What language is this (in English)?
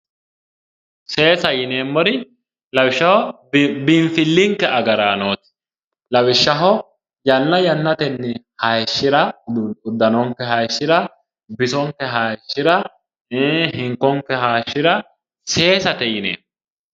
Sidamo